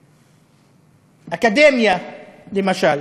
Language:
Hebrew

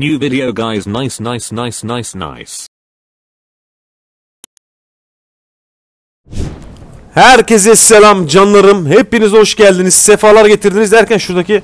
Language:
Turkish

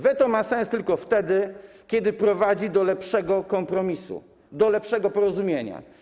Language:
Polish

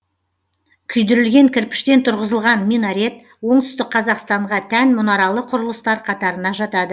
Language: Kazakh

